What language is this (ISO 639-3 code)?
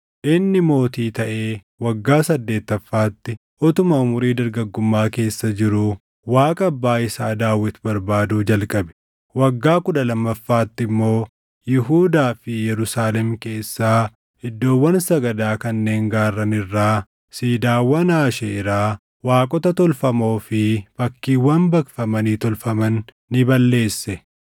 orm